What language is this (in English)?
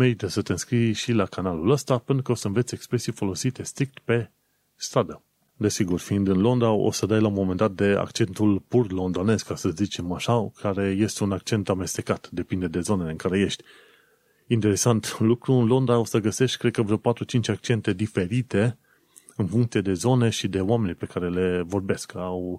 Romanian